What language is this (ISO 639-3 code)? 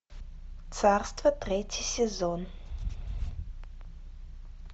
rus